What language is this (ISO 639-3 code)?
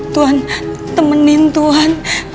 ind